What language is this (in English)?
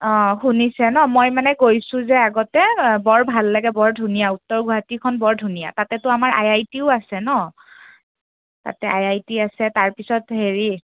Assamese